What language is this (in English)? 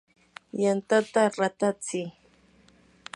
Yanahuanca Pasco Quechua